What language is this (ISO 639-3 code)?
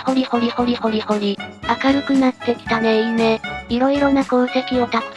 jpn